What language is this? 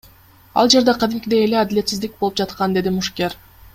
Kyrgyz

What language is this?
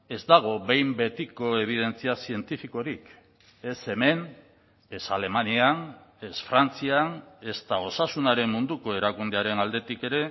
Basque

